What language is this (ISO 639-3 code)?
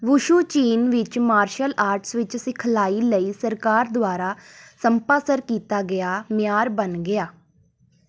pan